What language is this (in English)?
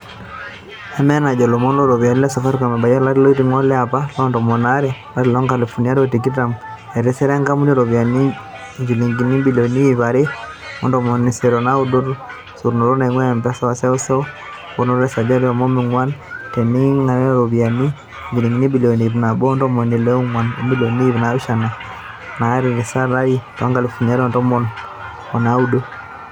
Masai